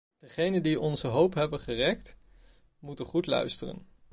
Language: Dutch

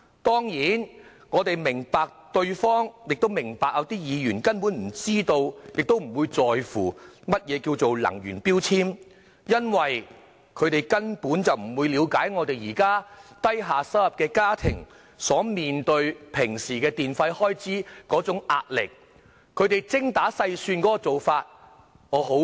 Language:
Cantonese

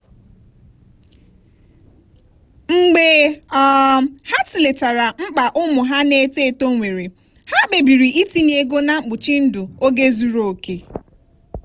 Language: Igbo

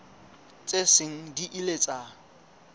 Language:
Southern Sotho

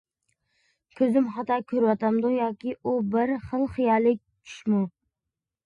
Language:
Uyghur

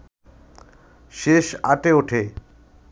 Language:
Bangla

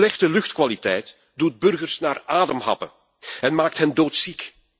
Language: Dutch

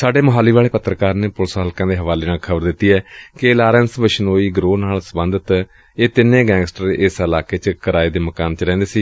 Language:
Punjabi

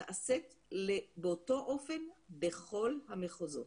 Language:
Hebrew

